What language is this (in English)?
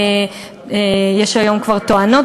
Hebrew